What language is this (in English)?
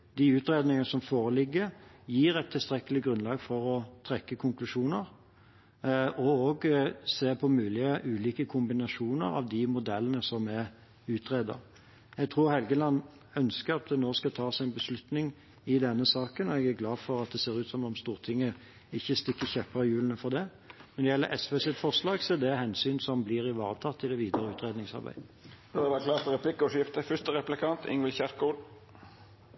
Norwegian